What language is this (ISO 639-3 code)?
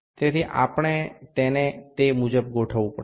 guj